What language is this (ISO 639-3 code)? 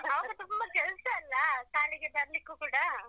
kan